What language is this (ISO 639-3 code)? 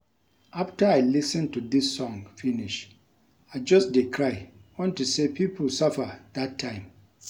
pcm